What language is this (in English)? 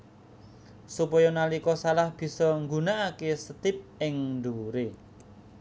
Javanese